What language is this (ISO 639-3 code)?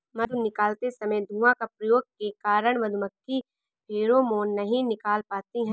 hin